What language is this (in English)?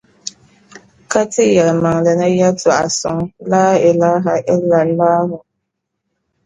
Dagbani